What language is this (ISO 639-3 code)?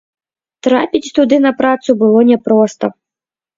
bel